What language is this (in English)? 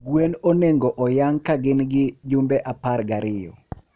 Luo (Kenya and Tanzania)